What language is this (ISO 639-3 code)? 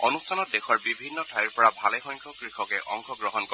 asm